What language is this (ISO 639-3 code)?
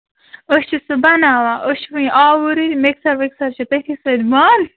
kas